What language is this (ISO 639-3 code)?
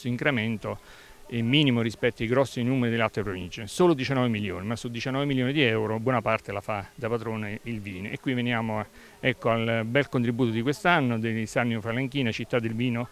ita